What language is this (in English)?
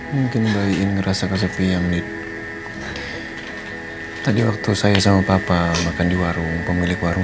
Indonesian